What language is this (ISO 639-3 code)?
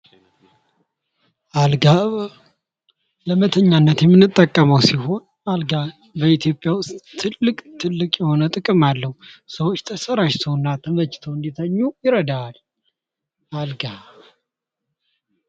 amh